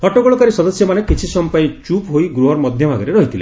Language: Odia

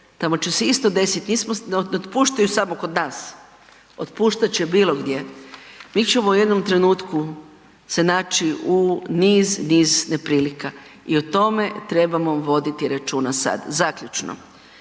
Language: Croatian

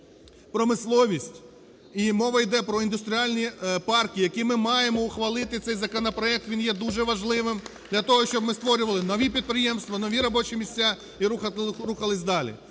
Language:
Ukrainian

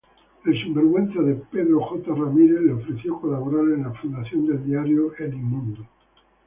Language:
Spanish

